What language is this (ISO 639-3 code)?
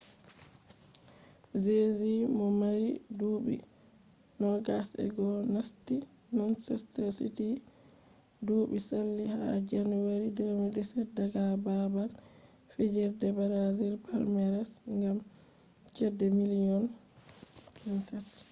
ful